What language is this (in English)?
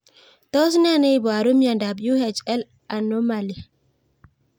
Kalenjin